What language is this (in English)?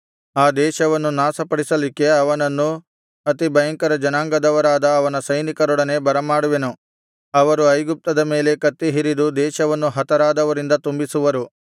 Kannada